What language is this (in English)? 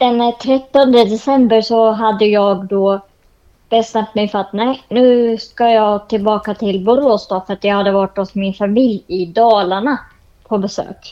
Swedish